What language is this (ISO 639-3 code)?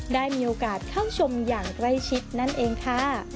tha